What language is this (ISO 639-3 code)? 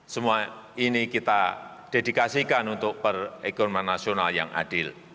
ind